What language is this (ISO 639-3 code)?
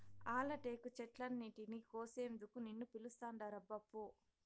tel